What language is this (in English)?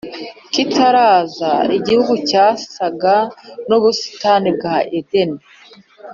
Kinyarwanda